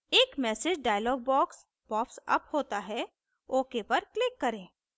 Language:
Hindi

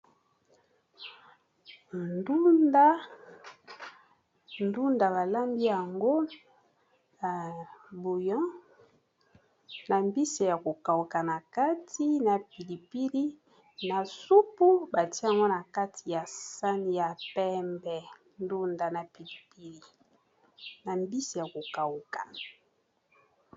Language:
Lingala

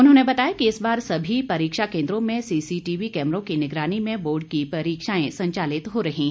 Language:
Hindi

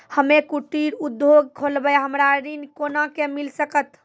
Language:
Maithili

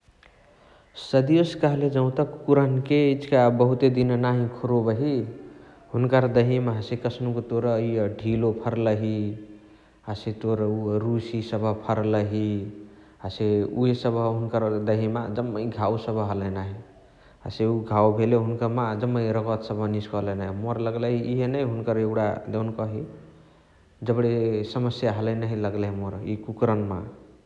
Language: Chitwania Tharu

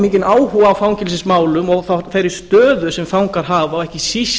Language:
Icelandic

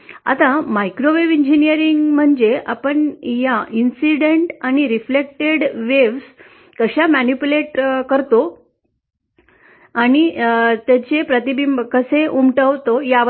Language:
Marathi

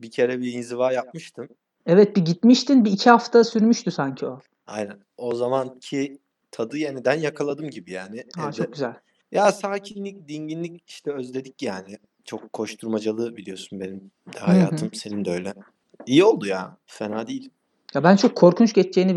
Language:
Turkish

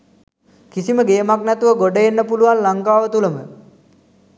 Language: Sinhala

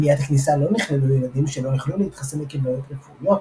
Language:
Hebrew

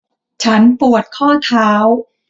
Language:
Thai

